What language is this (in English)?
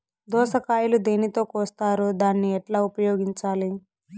Telugu